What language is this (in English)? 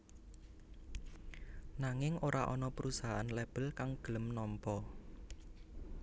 Javanese